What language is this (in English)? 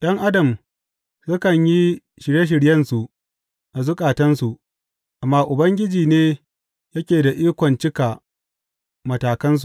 Hausa